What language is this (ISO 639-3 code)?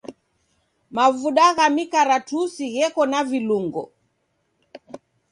dav